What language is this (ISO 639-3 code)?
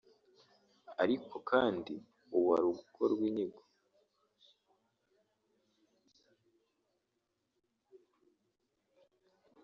kin